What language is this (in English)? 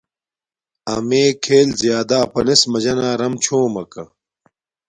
Domaaki